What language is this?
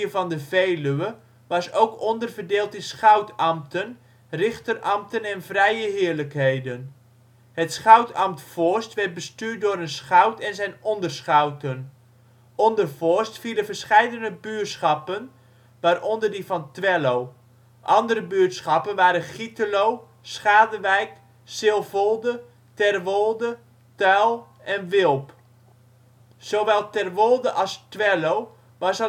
Dutch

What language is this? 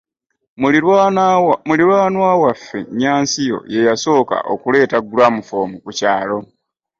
Ganda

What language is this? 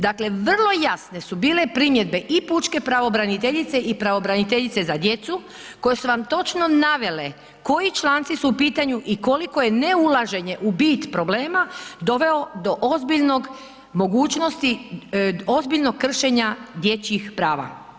Croatian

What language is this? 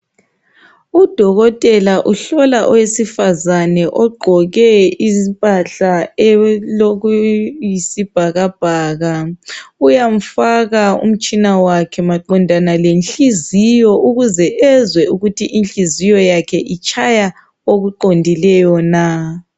North Ndebele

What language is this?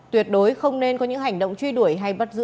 Vietnamese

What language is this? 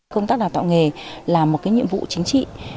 Vietnamese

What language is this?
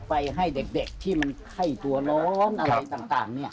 Thai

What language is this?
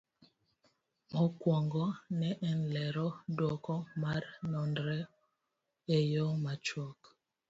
Luo (Kenya and Tanzania)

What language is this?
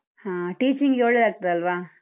Kannada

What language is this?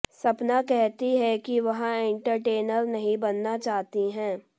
Hindi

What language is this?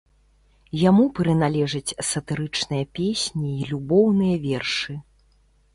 Belarusian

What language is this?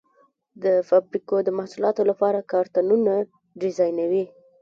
Pashto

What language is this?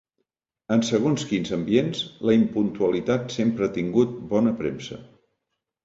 Catalan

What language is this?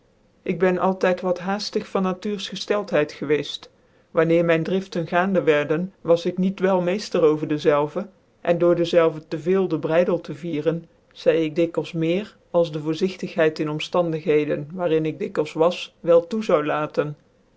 Dutch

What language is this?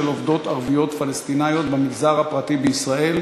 Hebrew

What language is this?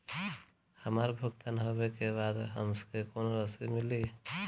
Bhojpuri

